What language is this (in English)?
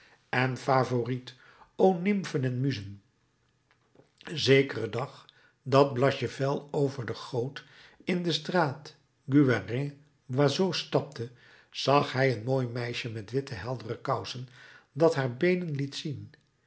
Dutch